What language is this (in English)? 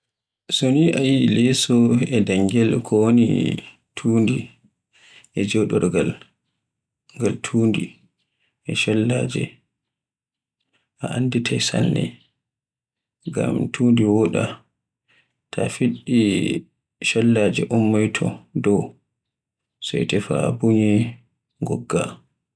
Borgu Fulfulde